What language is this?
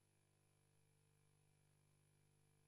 Hebrew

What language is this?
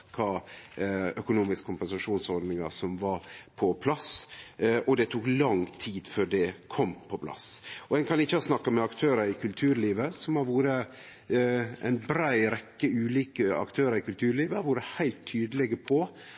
Norwegian Nynorsk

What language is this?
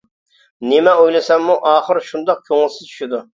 Uyghur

